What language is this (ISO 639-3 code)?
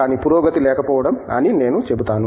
tel